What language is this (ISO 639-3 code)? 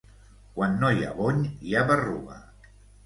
cat